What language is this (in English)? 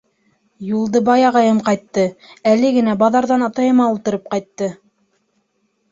Bashkir